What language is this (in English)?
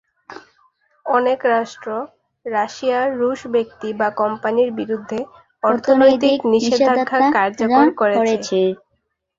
Bangla